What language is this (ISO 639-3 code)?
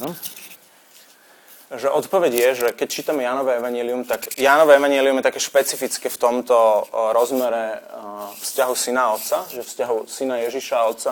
slk